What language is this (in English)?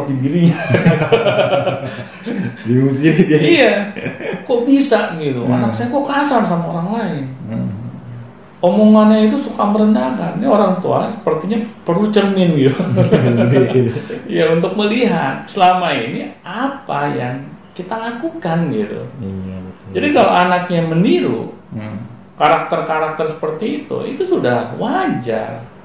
Indonesian